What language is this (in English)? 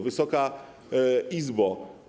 Polish